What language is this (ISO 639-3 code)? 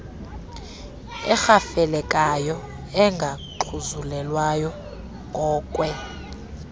xho